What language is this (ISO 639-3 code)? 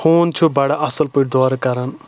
kas